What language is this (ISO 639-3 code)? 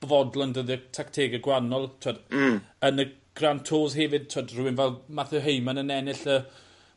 cym